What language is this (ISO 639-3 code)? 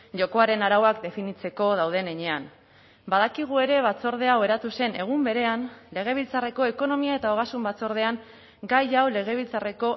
eus